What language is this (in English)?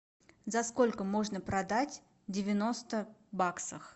Russian